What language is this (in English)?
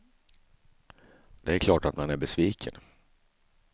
Swedish